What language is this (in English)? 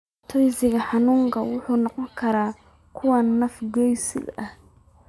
Somali